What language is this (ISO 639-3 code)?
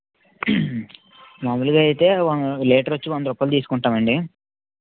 tel